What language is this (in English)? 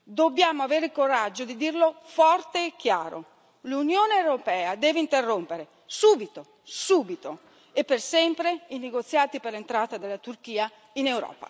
Italian